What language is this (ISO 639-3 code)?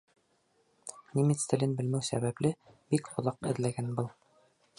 bak